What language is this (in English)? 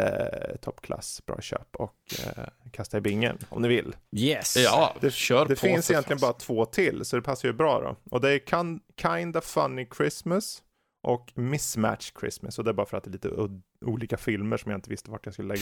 Swedish